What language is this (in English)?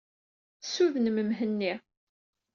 Kabyle